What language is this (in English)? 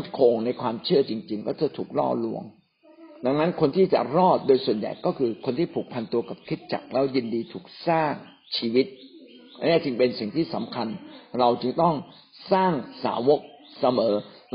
Thai